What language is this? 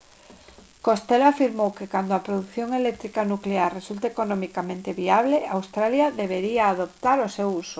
Galician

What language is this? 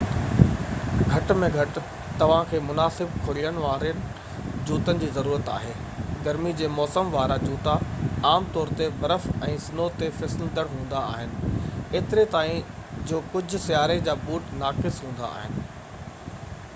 Sindhi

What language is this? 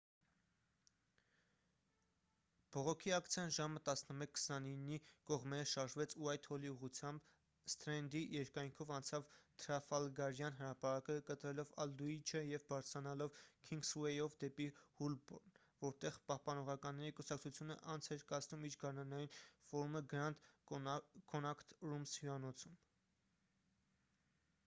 Armenian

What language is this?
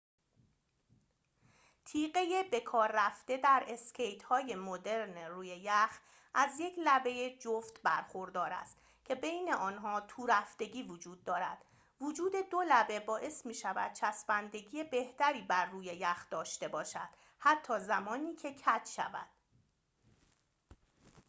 Persian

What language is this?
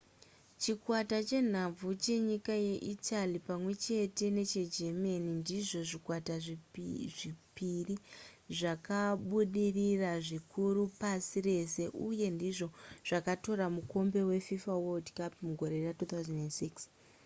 Shona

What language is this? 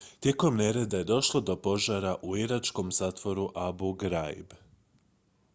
Croatian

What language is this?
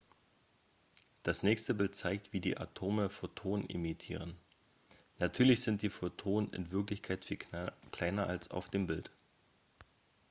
German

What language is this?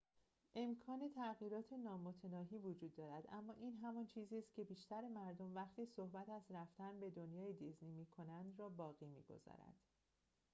Persian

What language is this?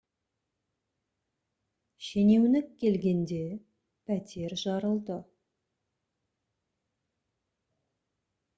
Kazakh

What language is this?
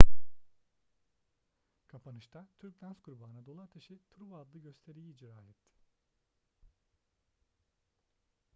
Turkish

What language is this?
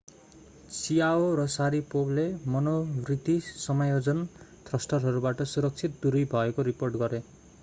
Nepali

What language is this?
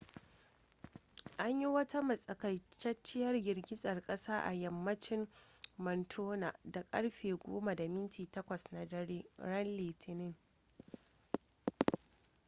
Hausa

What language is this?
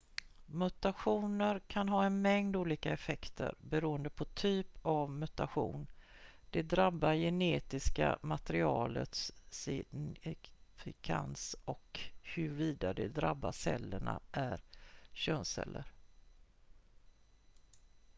Swedish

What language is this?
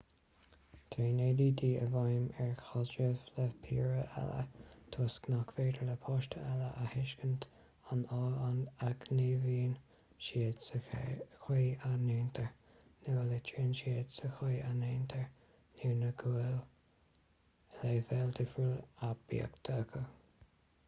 Irish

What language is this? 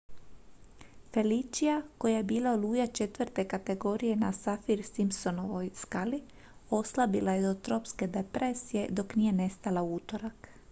Croatian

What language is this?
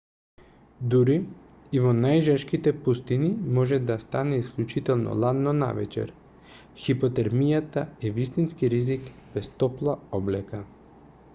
Macedonian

